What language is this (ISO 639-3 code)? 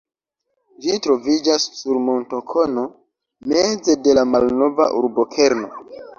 epo